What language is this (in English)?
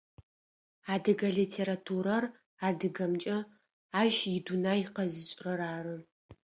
Adyghe